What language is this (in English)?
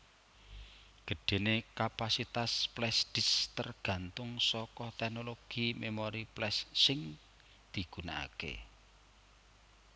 Javanese